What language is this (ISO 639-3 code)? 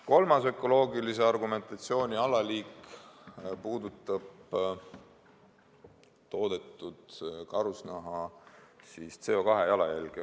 est